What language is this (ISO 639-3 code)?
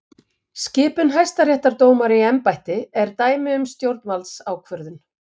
isl